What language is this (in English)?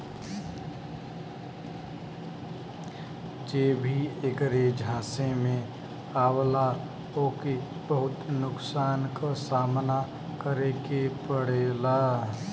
Bhojpuri